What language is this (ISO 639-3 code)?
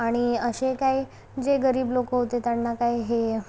mar